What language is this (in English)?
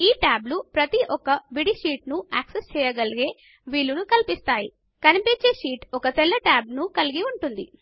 Telugu